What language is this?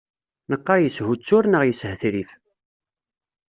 Kabyle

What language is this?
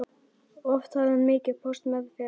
Icelandic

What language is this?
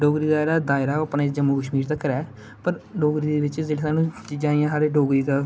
Dogri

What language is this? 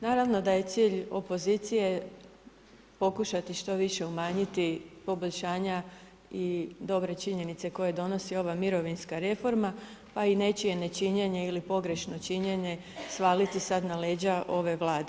Croatian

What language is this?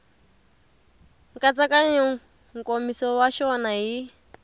Tsonga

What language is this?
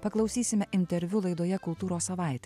Lithuanian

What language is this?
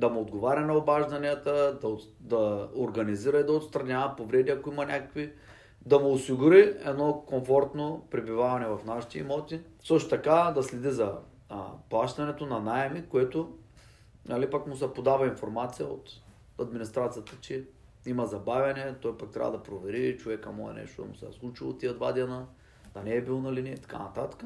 Bulgarian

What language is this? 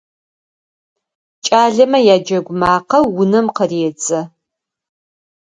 Adyghe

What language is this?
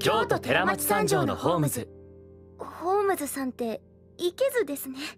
Japanese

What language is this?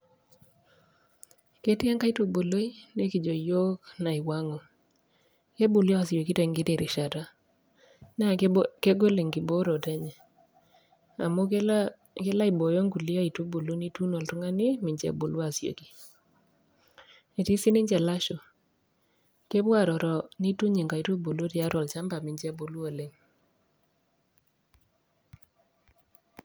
Masai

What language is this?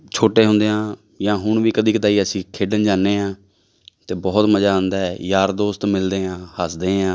Punjabi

